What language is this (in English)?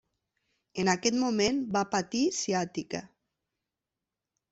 Catalan